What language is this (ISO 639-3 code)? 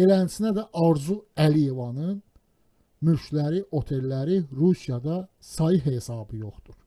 tur